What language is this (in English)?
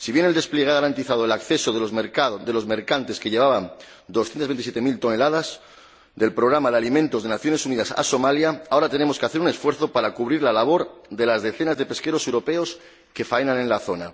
Spanish